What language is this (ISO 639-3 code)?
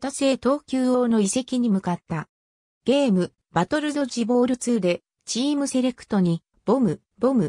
jpn